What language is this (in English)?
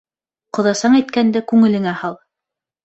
Bashkir